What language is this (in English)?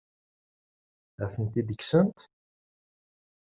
Kabyle